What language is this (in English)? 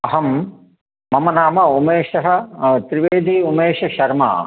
Sanskrit